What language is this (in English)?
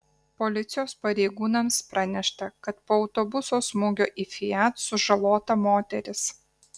Lithuanian